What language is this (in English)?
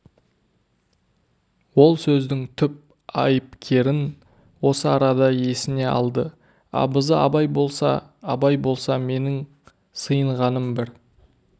Kazakh